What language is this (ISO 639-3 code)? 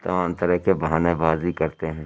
urd